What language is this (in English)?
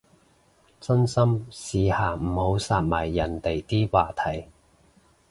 Cantonese